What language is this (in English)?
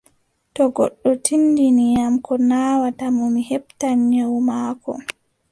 Adamawa Fulfulde